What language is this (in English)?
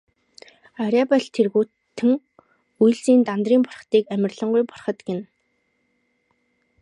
Mongolian